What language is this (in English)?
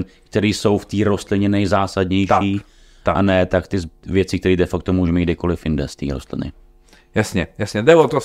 Czech